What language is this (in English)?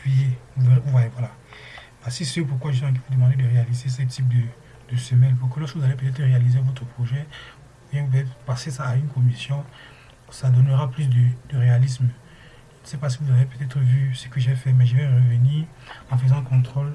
French